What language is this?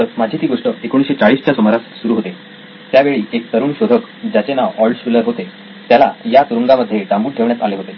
Marathi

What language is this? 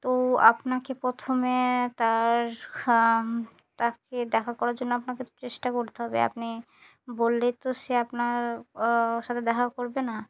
Bangla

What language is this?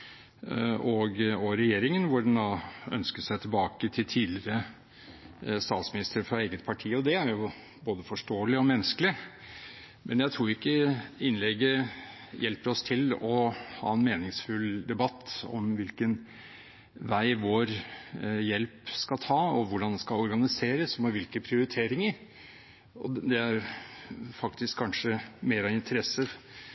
Norwegian Bokmål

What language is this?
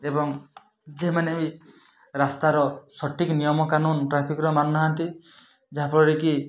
Odia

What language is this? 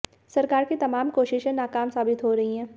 Hindi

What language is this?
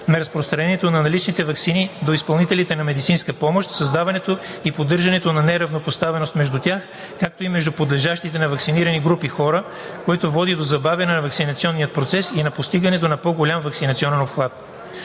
Bulgarian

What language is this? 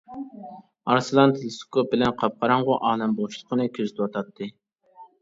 Uyghur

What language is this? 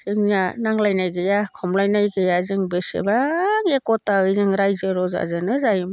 Bodo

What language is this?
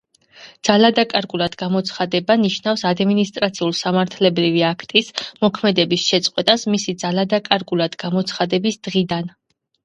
Georgian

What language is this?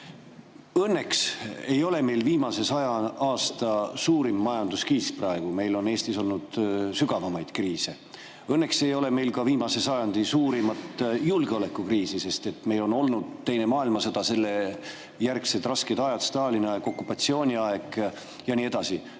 Estonian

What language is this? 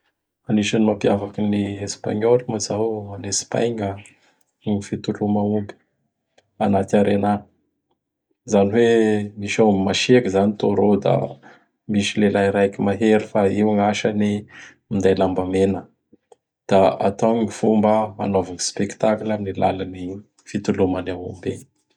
Bara Malagasy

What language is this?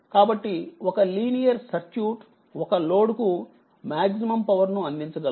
Telugu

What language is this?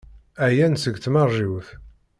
Kabyle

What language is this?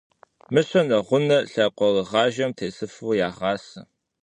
Kabardian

